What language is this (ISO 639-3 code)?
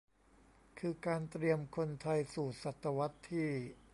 tha